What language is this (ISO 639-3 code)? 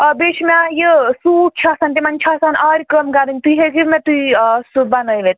kas